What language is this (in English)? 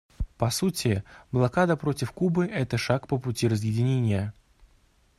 Russian